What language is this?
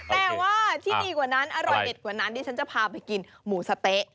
Thai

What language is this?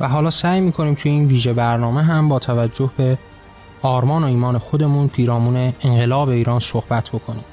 Persian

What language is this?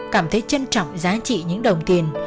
Vietnamese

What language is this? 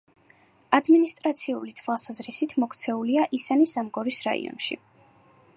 Georgian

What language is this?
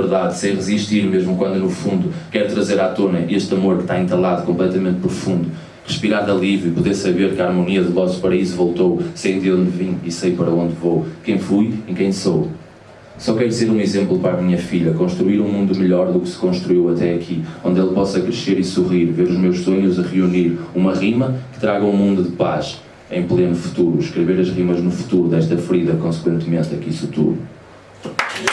Portuguese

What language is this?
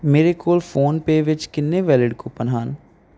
Punjabi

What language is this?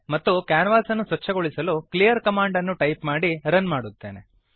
Kannada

